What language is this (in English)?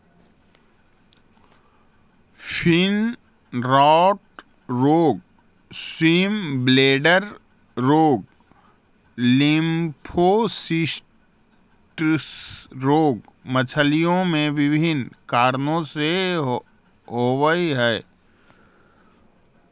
Magahi